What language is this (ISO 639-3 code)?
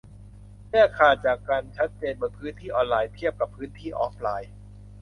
tha